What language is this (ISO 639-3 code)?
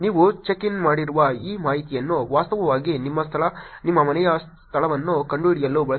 kan